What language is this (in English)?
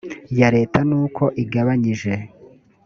Kinyarwanda